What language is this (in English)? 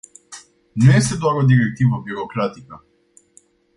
Romanian